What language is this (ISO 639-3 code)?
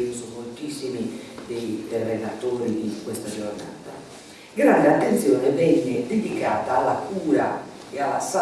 ita